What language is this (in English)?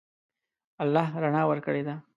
Pashto